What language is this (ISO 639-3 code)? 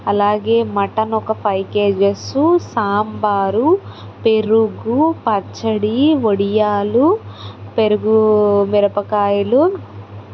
tel